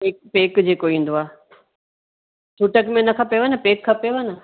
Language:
Sindhi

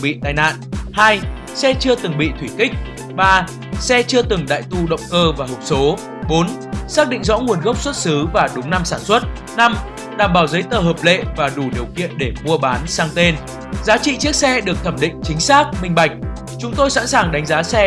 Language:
Vietnamese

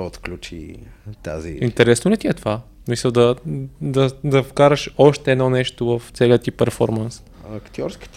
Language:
Bulgarian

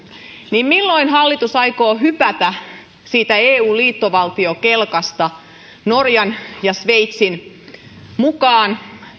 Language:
Finnish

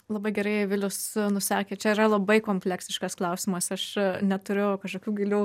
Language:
Lithuanian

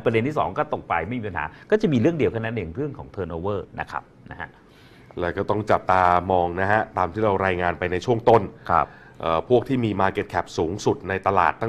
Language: Thai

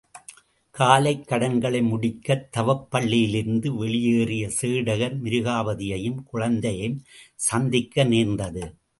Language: Tamil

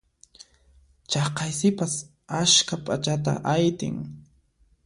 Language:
Puno Quechua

